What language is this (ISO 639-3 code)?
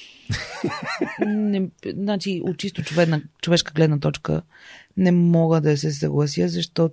bul